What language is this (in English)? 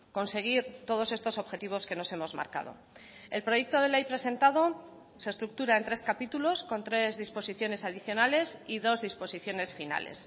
Spanish